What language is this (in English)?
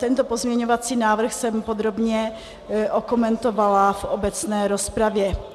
Czech